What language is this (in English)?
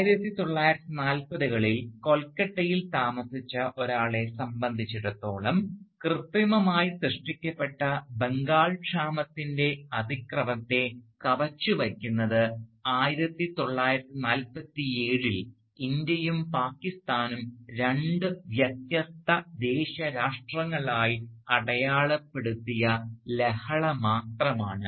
Malayalam